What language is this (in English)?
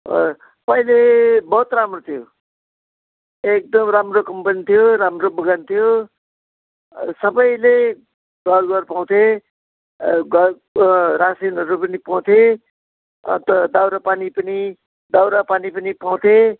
Nepali